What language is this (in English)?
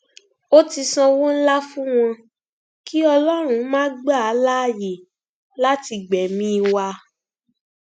Yoruba